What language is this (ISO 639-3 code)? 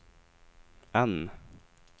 swe